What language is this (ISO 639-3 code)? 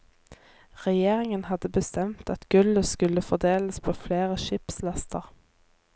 nor